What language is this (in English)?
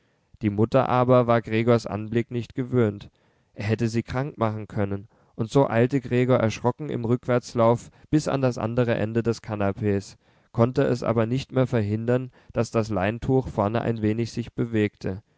German